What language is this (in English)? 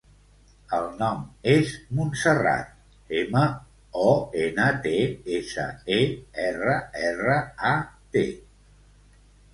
Catalan